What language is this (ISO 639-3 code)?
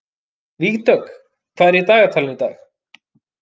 isl